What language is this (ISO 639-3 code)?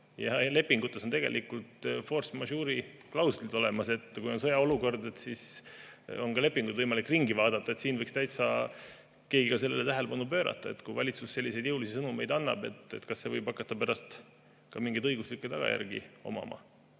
est